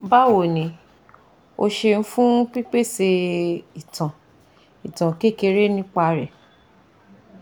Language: Yoruba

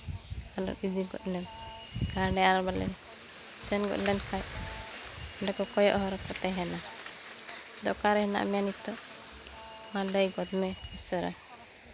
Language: Santali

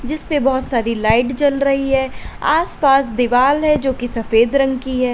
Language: Hindi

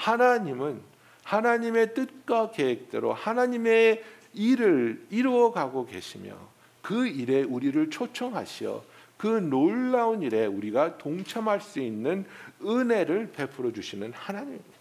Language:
Korean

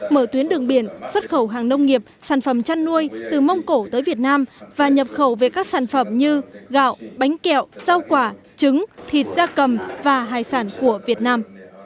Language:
Vietnamese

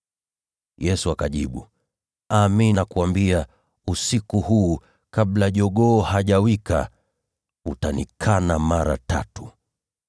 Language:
Swahili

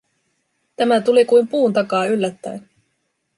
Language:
Finnish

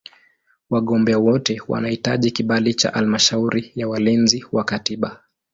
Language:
Swahili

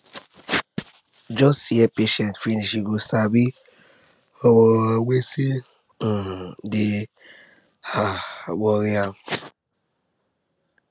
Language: Nigerian Pidgin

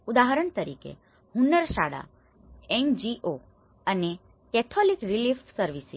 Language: Gujarati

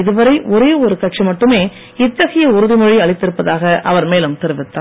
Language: Tamil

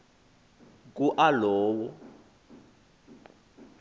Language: Xhosa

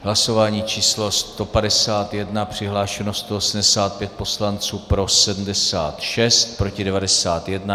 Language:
Czech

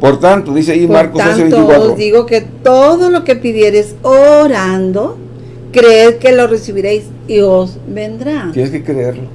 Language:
Spanish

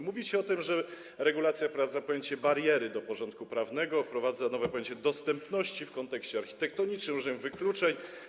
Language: Polish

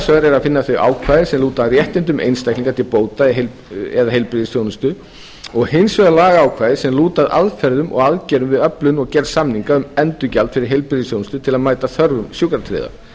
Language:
Icelandic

